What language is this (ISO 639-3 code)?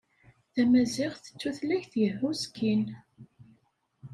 kab